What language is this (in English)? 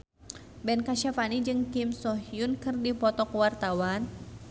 Sundanese